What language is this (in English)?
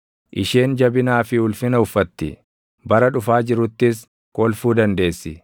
Oromo